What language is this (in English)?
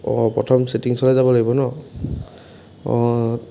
Assamese